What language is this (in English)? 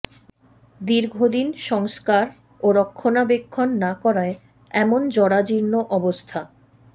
Bangla